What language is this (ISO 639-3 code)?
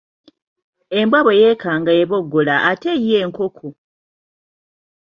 lug